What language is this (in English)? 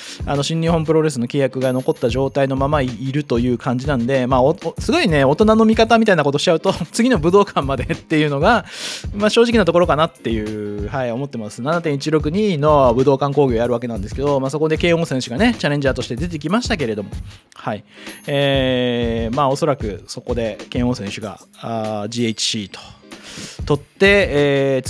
Japanese